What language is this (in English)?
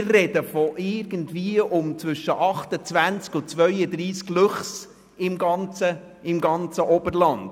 Swiss German